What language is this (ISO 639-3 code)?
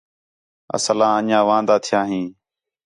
xhe